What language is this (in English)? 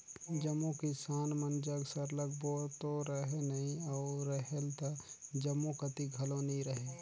Chhattisgarhi